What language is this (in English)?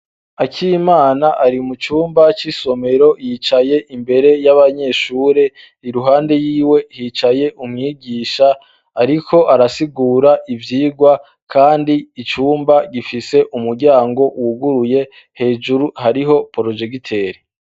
Rundi